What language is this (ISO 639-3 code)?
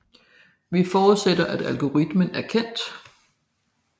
dan